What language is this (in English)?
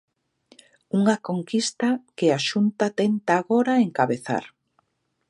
Galician